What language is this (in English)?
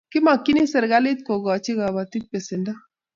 Kalenjin